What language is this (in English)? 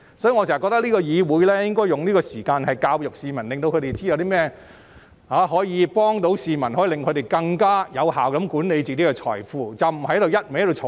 Cantonese